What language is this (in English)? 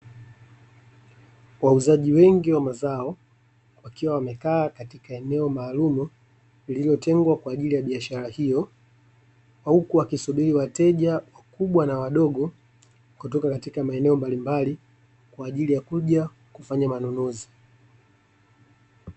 Swahili